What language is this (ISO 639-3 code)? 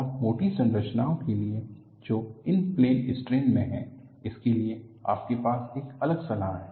hin